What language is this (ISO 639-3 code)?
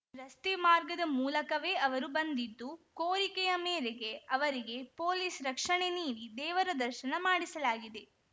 kan